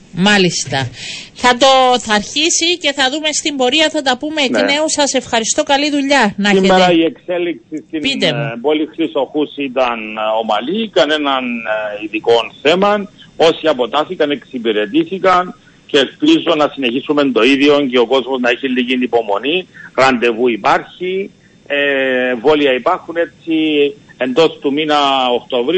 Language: Greek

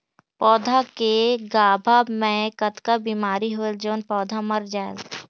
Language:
Chhattisgarhi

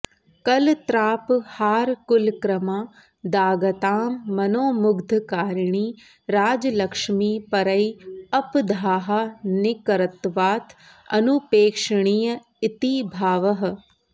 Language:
Sanskrit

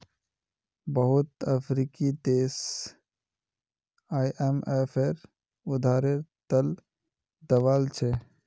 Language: Magahi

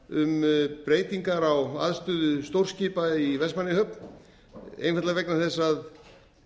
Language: Icelandic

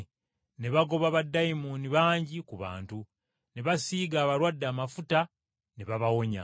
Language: Ganda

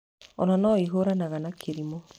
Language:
Kikuyu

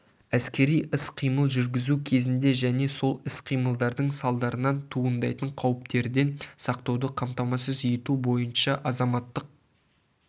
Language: Kazakh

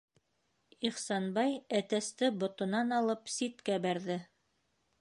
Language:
Bashkir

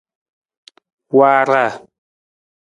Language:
Nawdm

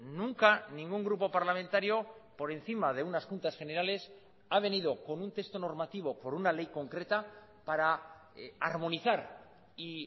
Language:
Spanish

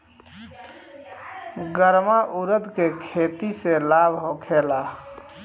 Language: Bhojpuri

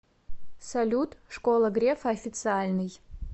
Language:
Russian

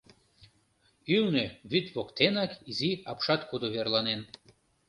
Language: Mari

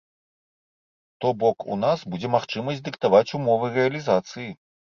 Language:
Belarusian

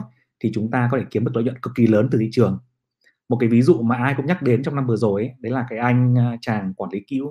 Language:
Vietnamese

